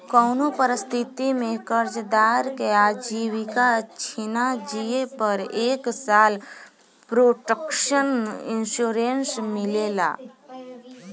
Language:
Bhojpuri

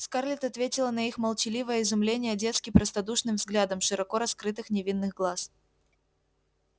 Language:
Russian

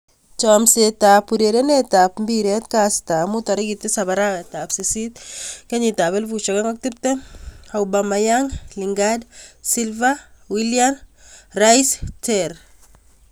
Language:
Kalenjin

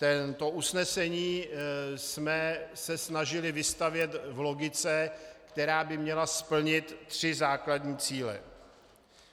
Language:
Czech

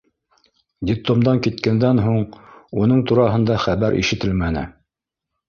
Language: Bashkir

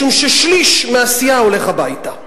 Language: Hebrew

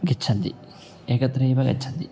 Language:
Sanskrit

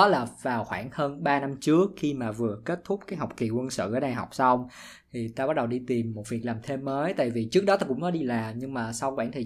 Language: Vietnamese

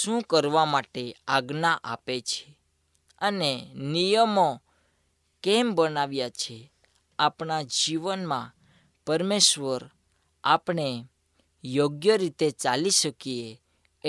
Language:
Hindi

